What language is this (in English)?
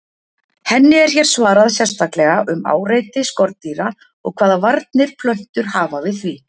Icelandic